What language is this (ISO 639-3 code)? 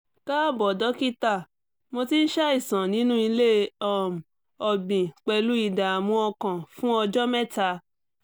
yor